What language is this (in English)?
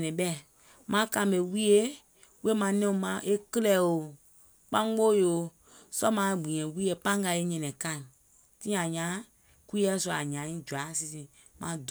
Gola